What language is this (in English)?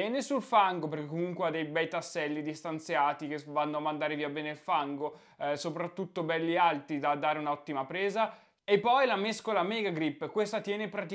Italian